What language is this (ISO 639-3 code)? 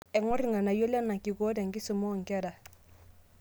mas